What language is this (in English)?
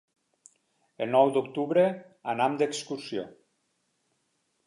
Catalan